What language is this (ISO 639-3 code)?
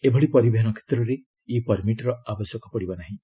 ori